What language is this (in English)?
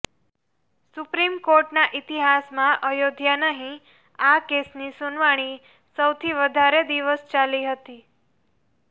Gujarati